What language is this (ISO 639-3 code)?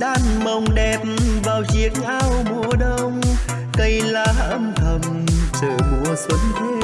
vie